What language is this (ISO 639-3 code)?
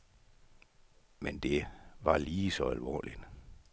dan